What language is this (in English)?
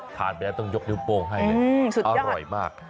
Thai